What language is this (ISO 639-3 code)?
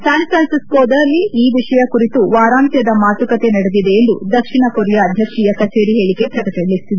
kan